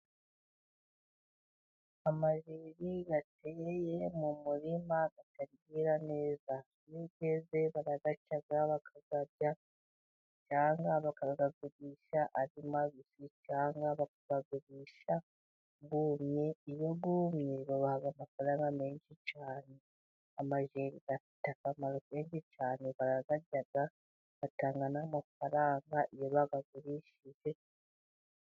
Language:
Kinyarwanda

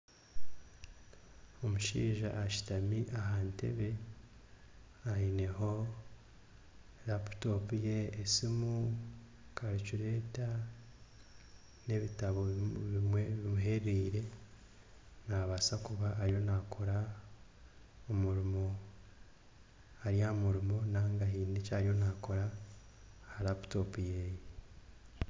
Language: Nyankole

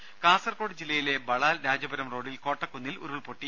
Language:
Malayalam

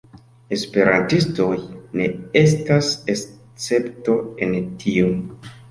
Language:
Esperanto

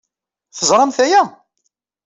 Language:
Kabyle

